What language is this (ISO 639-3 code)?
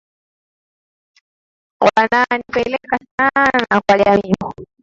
swa